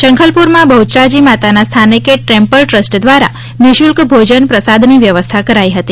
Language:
Gujarati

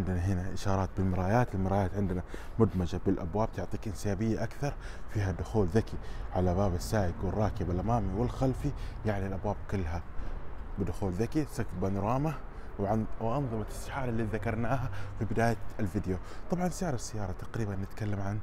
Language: Arabic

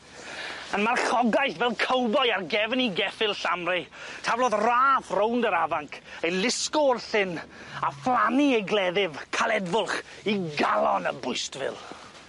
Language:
Welsh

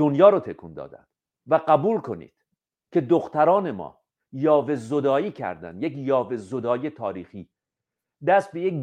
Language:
Persian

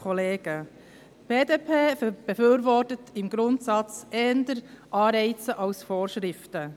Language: Swiss German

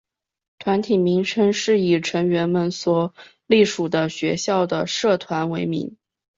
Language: Chinese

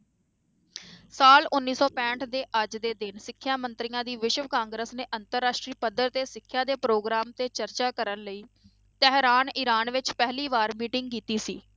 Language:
Punjabi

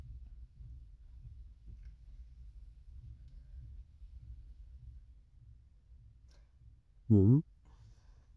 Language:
Tooro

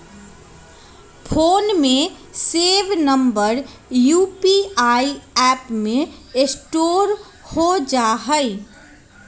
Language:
Magahi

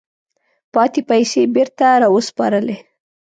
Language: Pashto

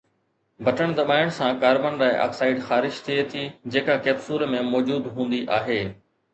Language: Sindhi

